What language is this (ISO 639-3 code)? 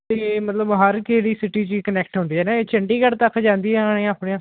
pan